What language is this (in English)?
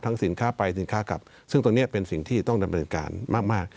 Thai